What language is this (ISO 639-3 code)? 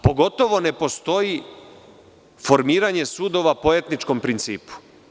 srp